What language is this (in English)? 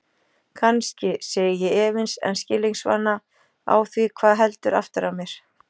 Icelandic